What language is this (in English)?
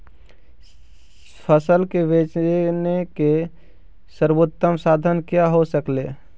Magahi